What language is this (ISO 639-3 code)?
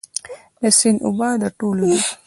pus